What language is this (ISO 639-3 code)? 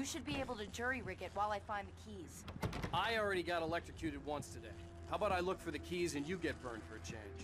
tur